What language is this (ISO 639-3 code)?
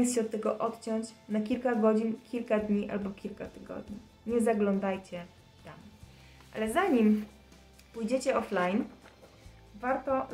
pol